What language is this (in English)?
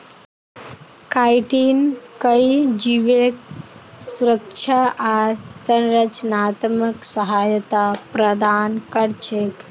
Magahi